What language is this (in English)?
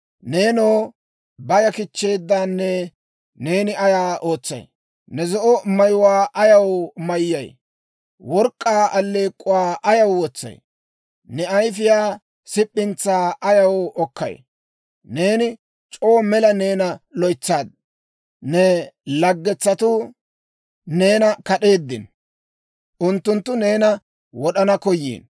Dawro